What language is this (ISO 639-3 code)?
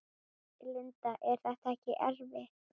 isl